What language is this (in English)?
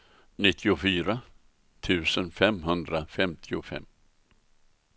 Swedish